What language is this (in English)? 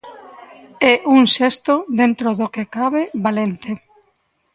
Galician